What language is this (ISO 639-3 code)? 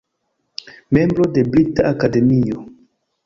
epo